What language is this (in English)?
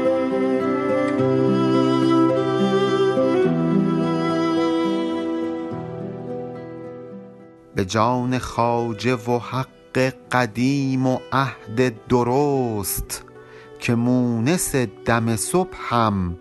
Persian